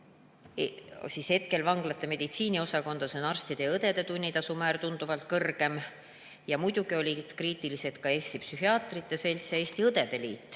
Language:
Estonian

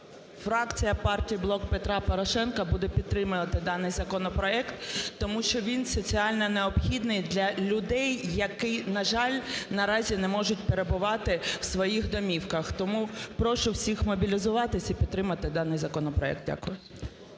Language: Ukrainian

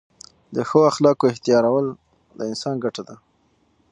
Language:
Pashto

